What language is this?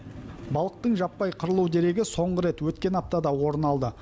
Kazakh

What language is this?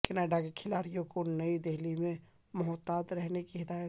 Urdu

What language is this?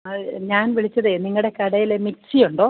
Malayalam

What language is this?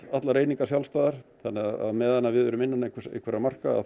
Icelandic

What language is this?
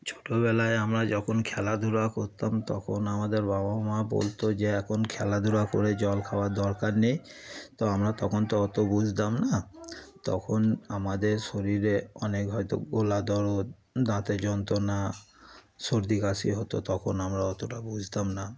Bangla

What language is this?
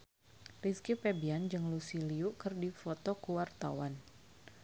Sundanese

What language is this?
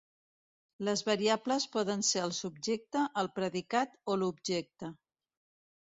Catalan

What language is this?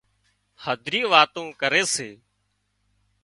Wadiyara Koli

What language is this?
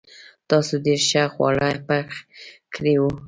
Pashto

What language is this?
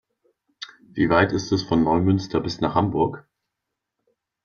German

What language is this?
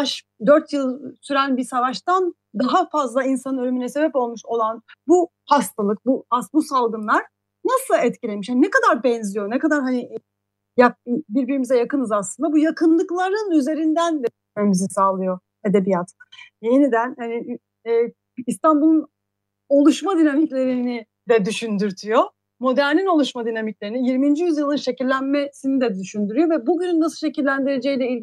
Turkish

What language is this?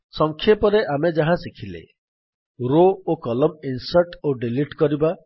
Odia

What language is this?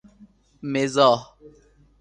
Persian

